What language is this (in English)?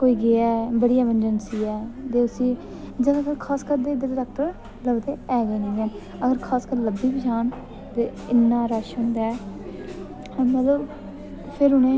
Dogri